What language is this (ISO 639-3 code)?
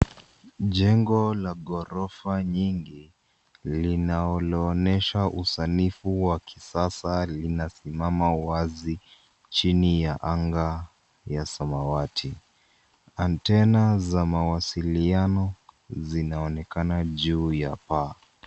swa